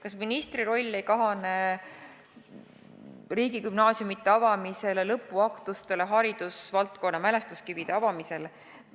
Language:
Estonian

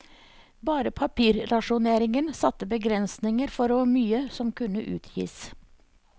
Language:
Norwegian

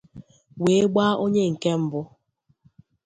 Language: Igbo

